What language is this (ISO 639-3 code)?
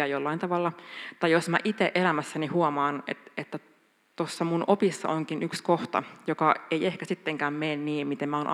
fin